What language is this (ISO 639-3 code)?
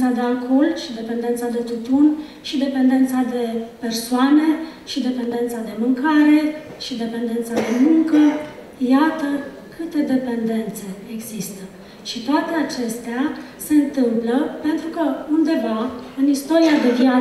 ron